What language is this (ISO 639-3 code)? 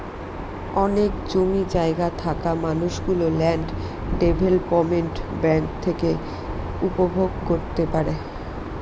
ben